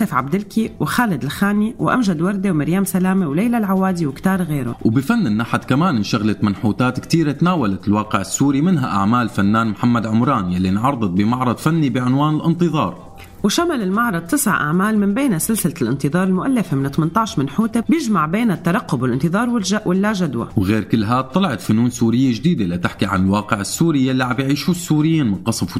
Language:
Arabic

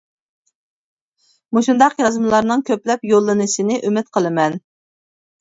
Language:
Uyghur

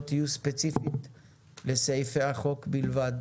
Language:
Hebrew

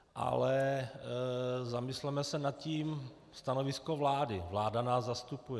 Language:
Czech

